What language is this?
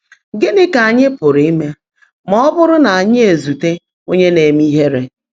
Igbo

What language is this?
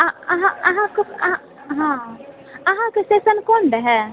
Maithili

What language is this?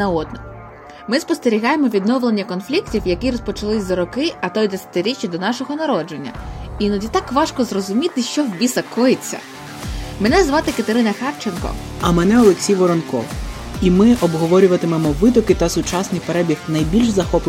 Ukrainian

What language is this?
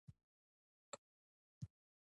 Pashto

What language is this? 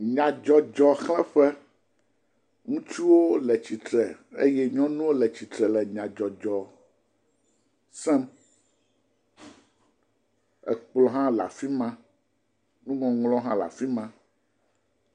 Ewe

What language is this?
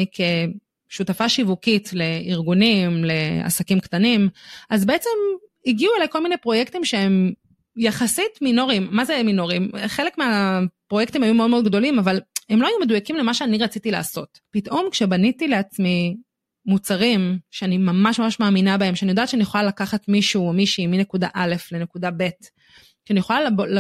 Hebrew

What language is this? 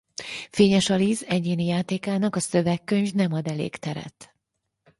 Hungarian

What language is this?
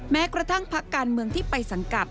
Thai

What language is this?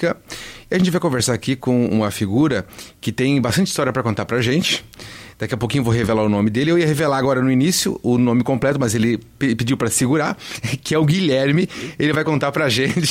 Portuguese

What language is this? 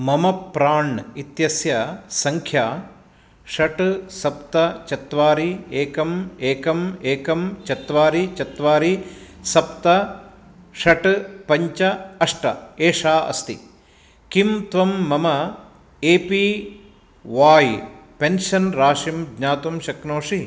Sanskrit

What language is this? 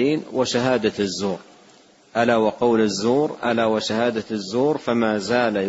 Arabic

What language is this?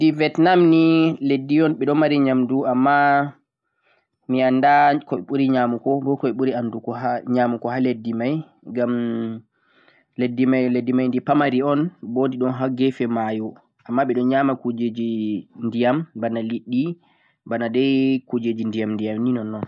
Central-Eastern Niger Fulfulde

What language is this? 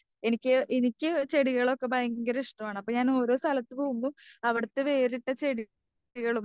Malayalam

